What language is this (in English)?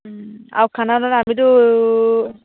Assamese